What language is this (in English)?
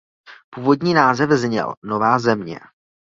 Czech